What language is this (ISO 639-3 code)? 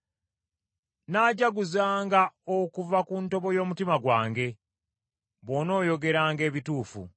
lug